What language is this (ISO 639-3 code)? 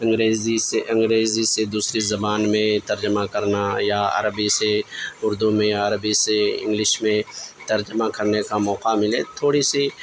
urd